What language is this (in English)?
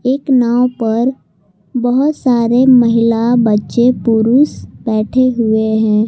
Hindi